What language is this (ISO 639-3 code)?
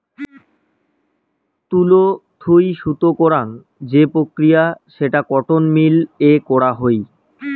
ben